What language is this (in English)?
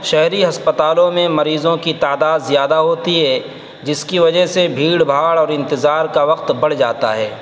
Urdu